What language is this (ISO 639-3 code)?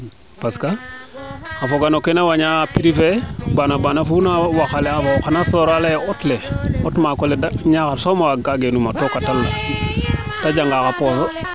srr